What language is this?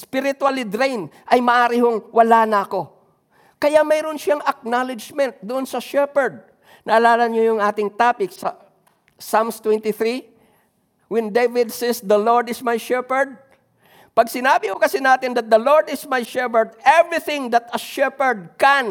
Filipino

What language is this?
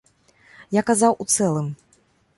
Belarusian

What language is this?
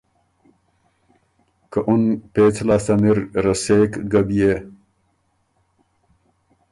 Ormuri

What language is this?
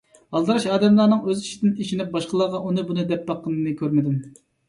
Uyghur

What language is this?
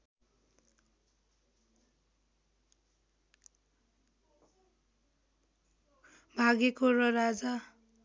Nepali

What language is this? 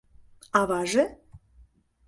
Mari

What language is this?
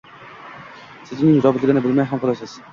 Uzbek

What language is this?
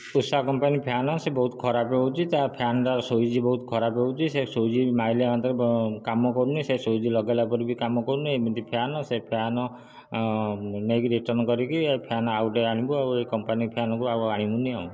Odia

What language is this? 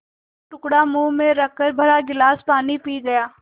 Hindi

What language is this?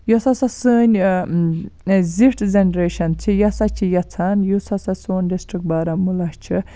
Kashmiri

